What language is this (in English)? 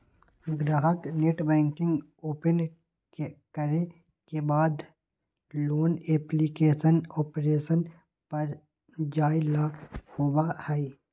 Magahi